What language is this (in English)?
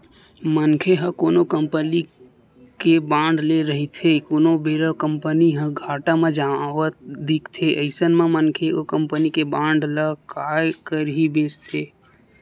Chhattisgarhi